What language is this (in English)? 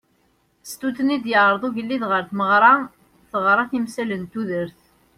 Kabyle